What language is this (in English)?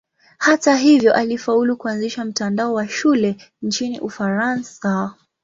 Swahili